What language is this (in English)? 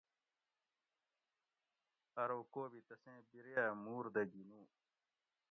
Gawri